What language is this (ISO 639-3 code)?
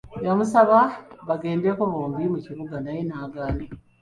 lug